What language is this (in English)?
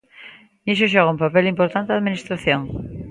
Galician